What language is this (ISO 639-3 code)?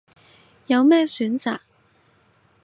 yue